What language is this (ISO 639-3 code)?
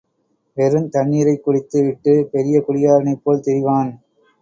tam